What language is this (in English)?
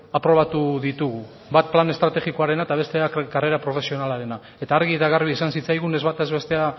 Basque